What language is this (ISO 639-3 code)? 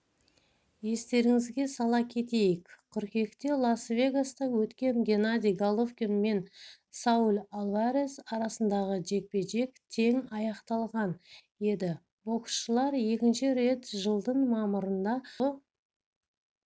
kaz